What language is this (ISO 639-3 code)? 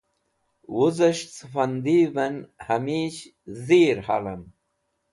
wbl